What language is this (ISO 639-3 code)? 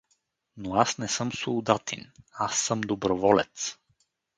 bul